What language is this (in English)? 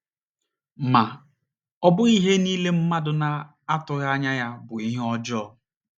Igbo